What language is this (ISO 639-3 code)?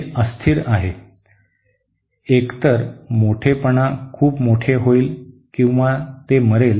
mar